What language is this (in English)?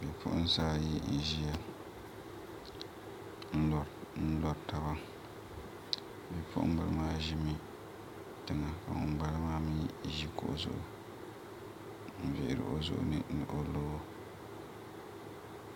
Dagbani